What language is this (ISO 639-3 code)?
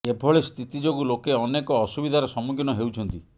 ori